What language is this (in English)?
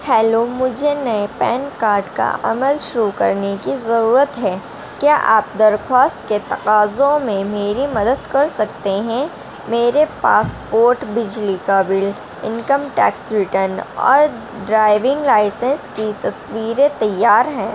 Urdu